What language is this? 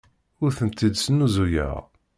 Kabyle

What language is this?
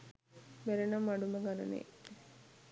Sinhala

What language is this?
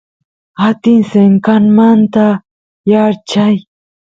Santiago del Estero Quichua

